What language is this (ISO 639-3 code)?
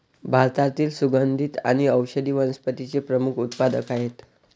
mar